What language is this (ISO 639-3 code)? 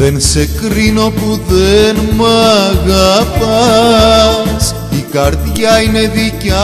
ell